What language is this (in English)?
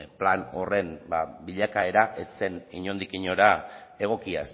Basque